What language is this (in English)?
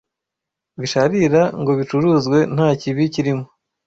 Kinyarwanda